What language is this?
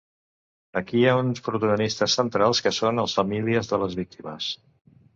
Catalan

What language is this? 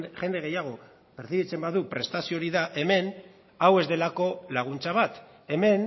Basque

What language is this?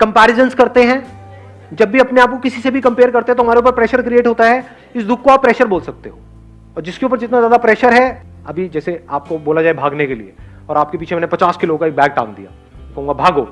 Hindi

